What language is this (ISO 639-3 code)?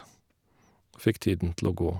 nor